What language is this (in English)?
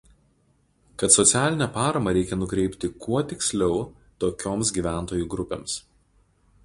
Lithuanian